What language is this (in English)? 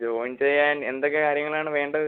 Malayalam